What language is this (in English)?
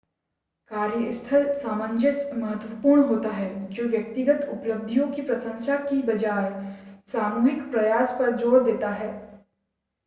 Hindi